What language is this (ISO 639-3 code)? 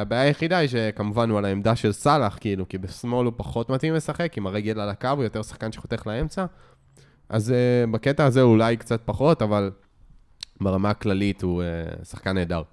heb